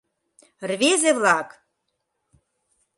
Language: Mari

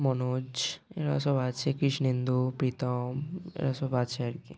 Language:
Bangla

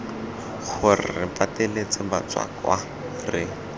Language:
Tswana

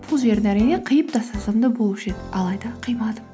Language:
Kazakh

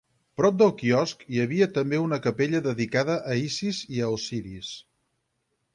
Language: Catalan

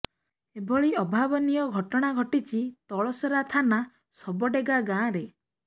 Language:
Odia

